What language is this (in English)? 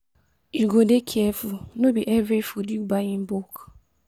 Nigerian Pidgin